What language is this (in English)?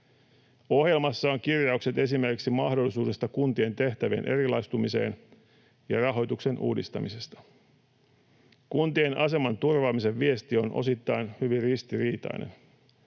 Finnish